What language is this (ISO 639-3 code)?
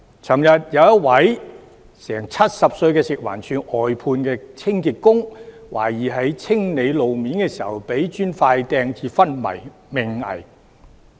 yue